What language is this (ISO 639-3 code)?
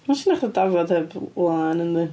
cym